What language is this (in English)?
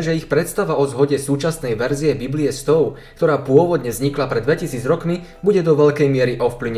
Slovak